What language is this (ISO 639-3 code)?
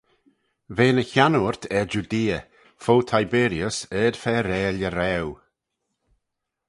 glv